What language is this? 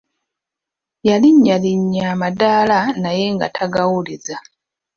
Ganda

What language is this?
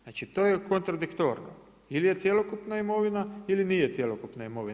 Croatian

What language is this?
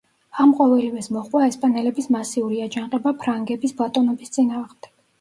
Georgian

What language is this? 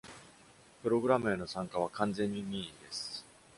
Japanese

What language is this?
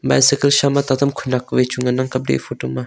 Wancho Naga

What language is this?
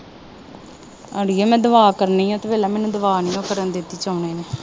Punjabi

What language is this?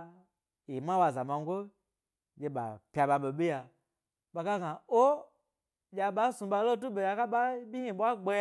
Gbari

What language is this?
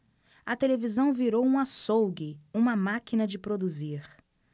Portuguese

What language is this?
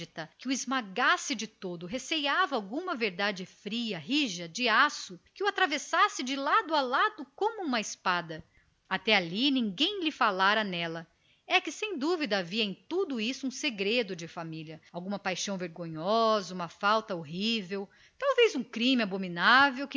Portuguese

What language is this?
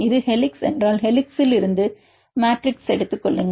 Tamil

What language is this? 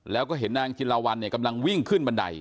Thai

